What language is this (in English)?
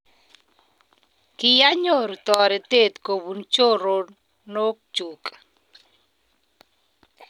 Kalenjin